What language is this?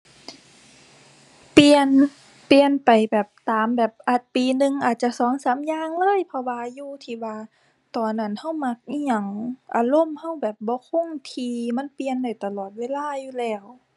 Thai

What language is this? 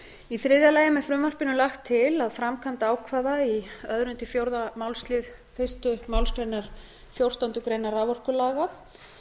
Icelandic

